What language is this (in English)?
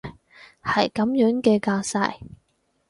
Cantonese